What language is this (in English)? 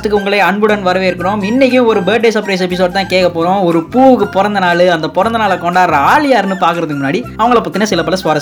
Tamil